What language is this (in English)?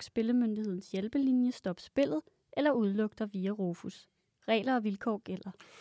Danish